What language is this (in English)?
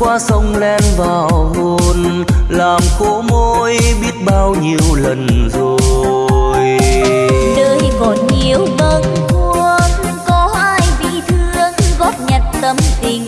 Vietnamese